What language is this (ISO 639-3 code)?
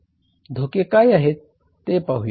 mar